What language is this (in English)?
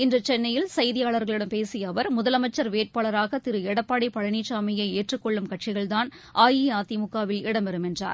Tamil